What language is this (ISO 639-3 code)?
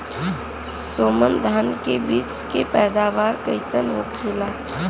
bho